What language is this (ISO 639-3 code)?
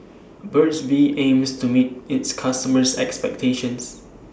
eng